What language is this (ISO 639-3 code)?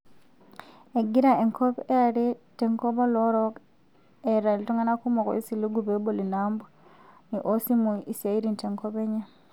mas